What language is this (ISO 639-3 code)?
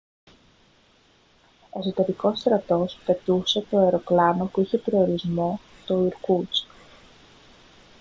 ell